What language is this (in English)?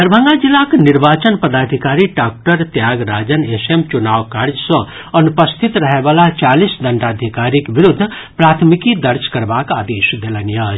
Maithili